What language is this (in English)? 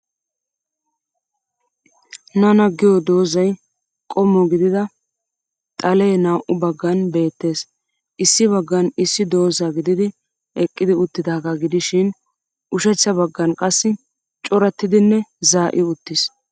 Wolaytta